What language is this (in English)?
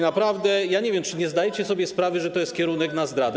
Polish